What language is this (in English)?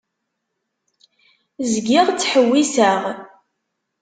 Kabyle